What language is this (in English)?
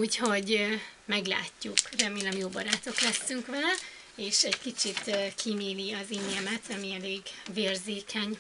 Hungarian